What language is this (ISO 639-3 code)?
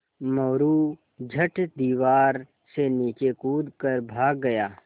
hin